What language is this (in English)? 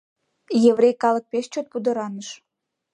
Mari